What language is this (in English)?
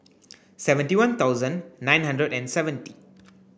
English